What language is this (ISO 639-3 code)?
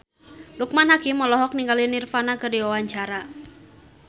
sun